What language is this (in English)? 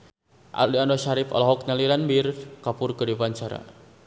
Sundanese